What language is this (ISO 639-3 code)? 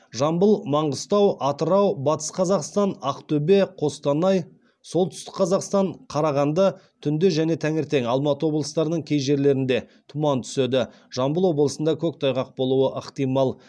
kaz